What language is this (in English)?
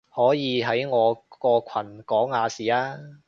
Cantonese